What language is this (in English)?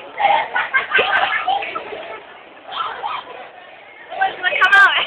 Indonesian